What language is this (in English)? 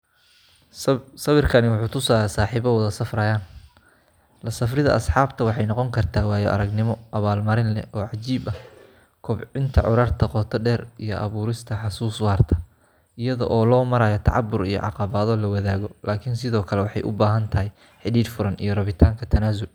Somali